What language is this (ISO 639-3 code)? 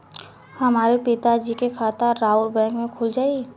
bho